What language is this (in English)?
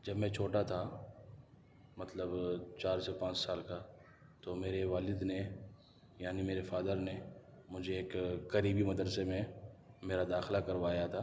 Urdu